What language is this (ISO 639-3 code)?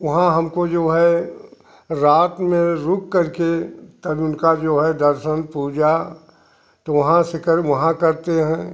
hin